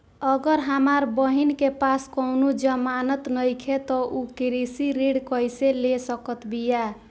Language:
Bhojpuri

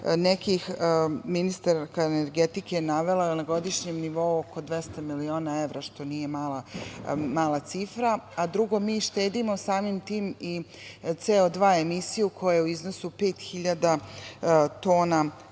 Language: Serbian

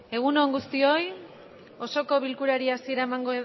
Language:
Basque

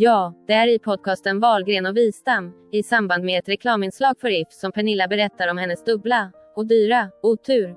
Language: Swedish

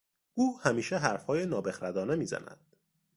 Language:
Persian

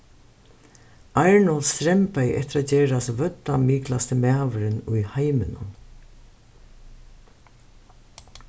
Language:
Faroese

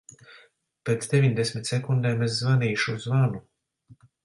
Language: Latvian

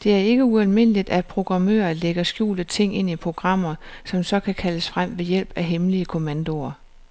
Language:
Danish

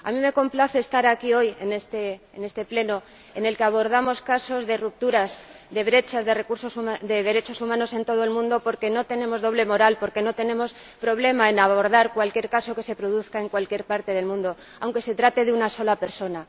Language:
Spanish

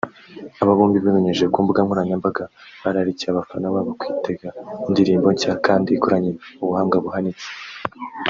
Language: Kinyarwanda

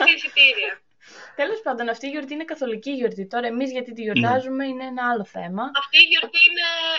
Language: Greek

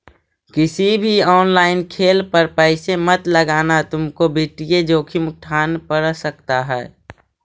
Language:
Magahi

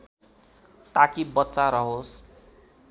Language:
Nepali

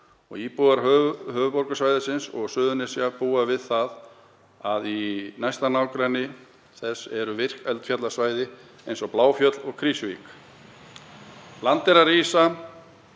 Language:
Icelandic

